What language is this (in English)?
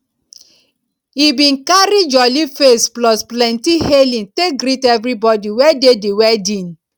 Nigerian Pidgin